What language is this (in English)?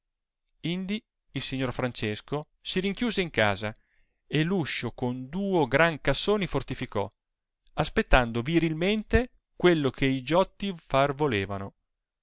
Italian